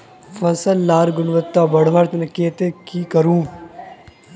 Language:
Magahi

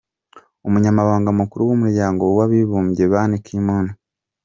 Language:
Kinyarwanda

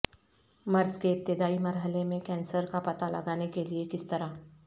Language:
Urdu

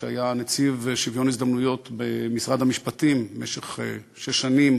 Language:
Hebrew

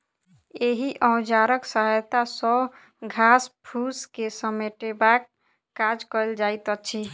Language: Maithili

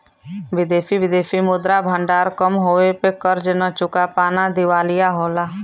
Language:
Bhojpuri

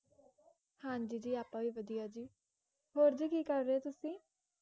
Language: Punjabi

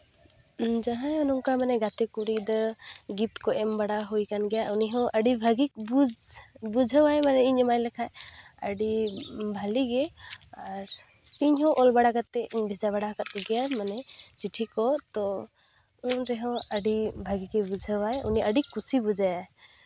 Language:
Santali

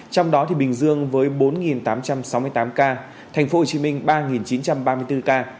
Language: Vietnamese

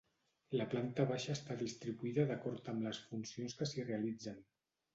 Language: Catalan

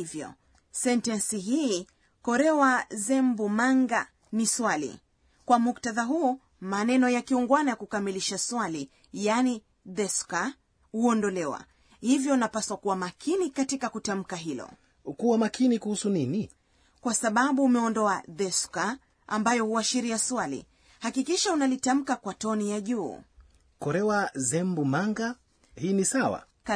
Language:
Swahili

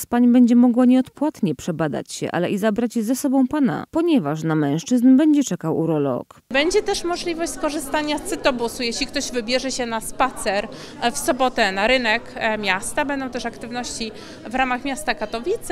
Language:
Polish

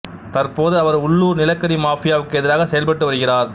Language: Tamil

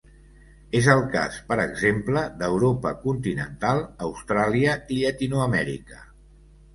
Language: Catalan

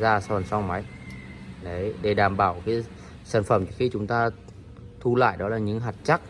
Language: Vietnamese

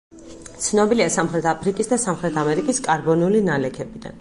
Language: Georgian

